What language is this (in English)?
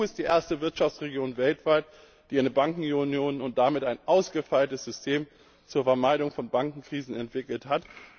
German